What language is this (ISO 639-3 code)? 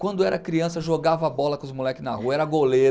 por